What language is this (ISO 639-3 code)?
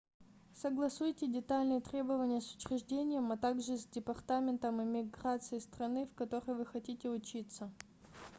rus